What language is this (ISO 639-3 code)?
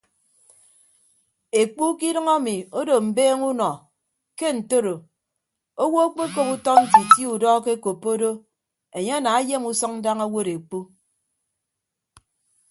ibb